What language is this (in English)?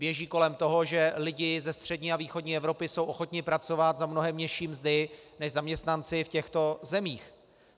Czech